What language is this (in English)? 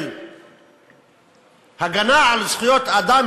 Hebrew